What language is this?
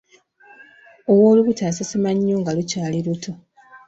Ganda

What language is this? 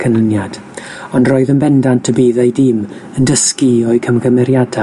Welsh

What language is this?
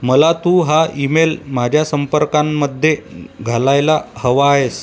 Marathi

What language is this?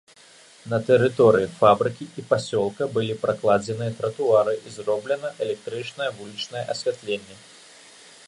Belarusian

